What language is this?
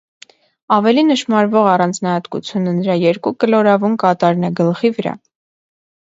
Armenian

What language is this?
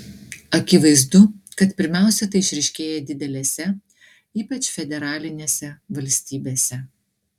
Lithuanian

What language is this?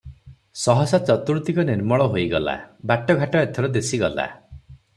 Odia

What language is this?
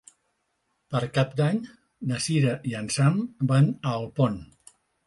Catalan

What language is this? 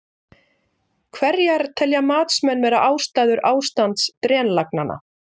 Icelandic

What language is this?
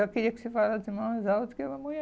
Portuguese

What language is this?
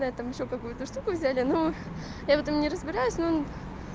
Russian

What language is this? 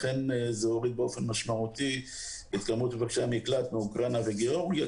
Hebrew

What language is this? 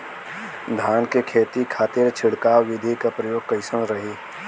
Bhojpuri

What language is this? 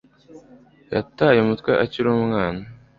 Kinyarwanda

